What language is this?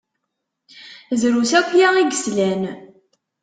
Kabyle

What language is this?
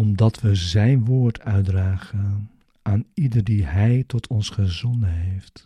Dutch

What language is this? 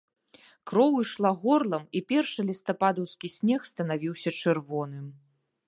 Belarusian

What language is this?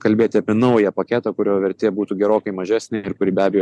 Lithuanian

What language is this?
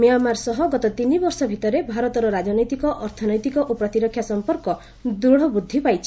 Odia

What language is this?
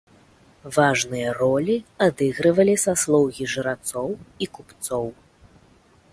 Belarusian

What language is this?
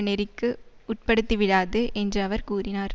Tamil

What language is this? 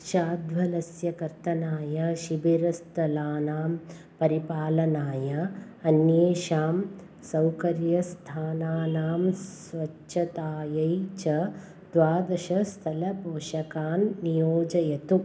Sanskrit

